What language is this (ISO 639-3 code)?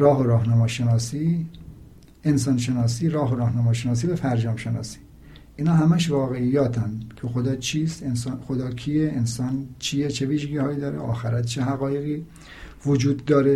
fas